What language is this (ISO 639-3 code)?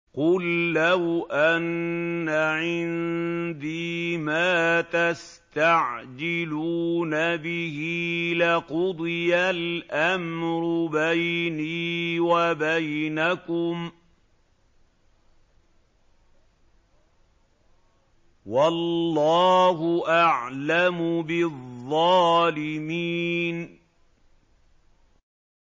ara